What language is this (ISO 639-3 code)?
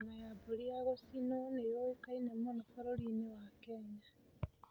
kik